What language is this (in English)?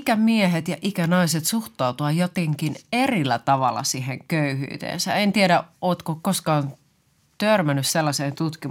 Finnish